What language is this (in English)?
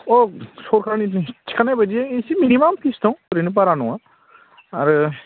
Bodo